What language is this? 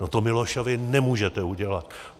Czech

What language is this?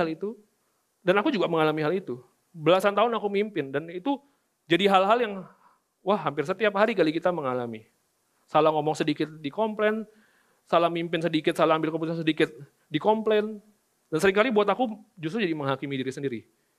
Indonesian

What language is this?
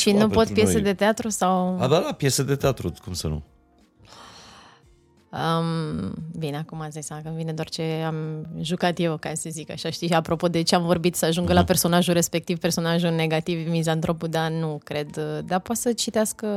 Romanian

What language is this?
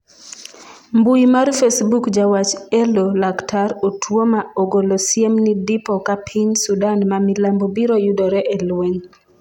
Luo (Kenya and Tanzania)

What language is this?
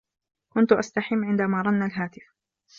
Arabic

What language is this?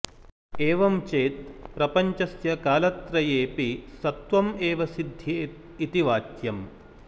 Sanskrit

